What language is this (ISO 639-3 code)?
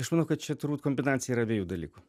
lit